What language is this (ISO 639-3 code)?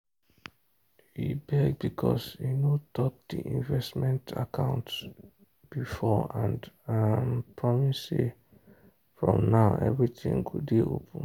pcm